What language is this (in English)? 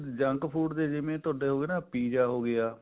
Punjabi